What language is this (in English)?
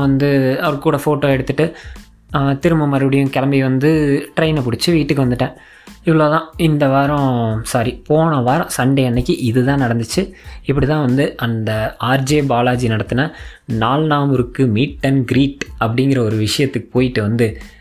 Tamil